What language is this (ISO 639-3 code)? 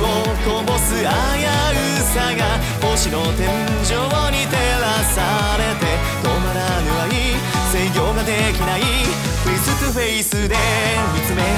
jpn